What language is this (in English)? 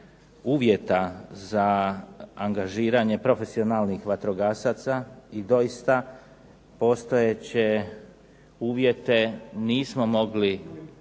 Croatian